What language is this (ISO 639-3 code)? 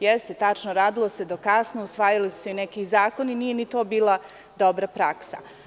srp